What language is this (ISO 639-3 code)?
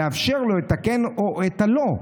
heb